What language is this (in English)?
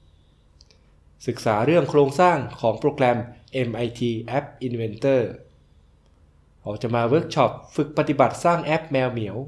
Thai